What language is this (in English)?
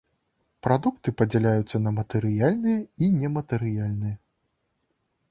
Belarusian